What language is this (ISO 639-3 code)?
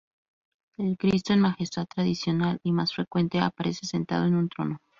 spa